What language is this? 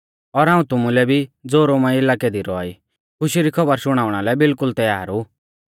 Mahasu Pahari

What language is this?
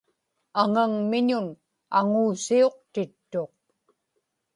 Inupiaq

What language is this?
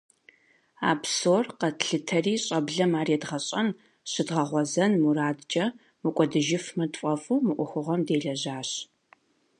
Kabardian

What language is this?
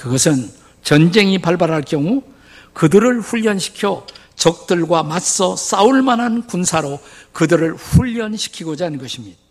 Korean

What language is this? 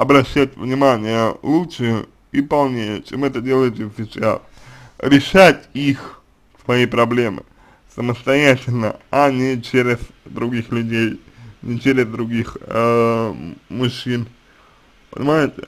Russian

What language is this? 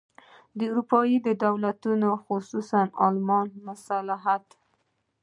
Pashto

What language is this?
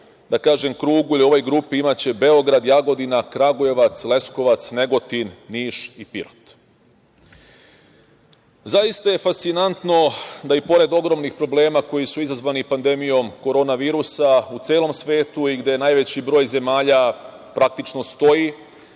Serbian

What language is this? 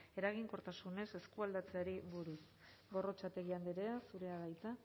Basque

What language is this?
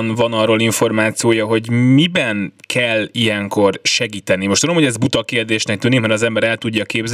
Hungarian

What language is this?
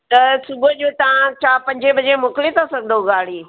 Sindhi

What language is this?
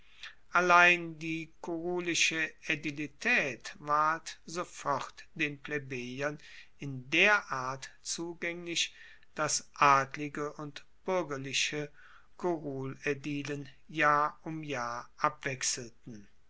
German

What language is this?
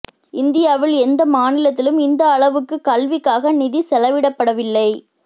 Tamil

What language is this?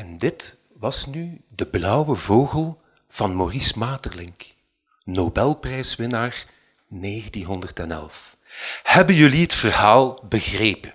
Dutch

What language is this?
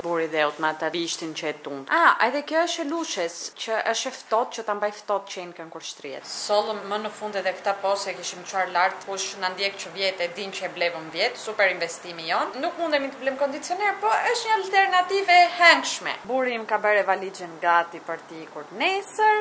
Romanian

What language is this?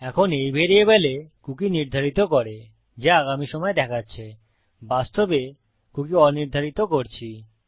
Bangla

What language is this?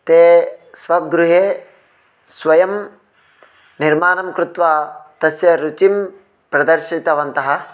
Sanskrit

